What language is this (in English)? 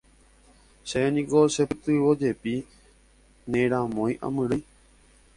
Guarani